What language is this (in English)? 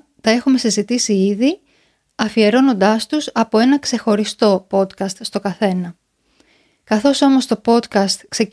Greek